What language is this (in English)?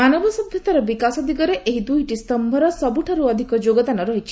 Odia